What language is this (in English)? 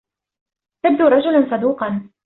Arabic